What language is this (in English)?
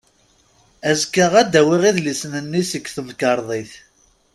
Kabyle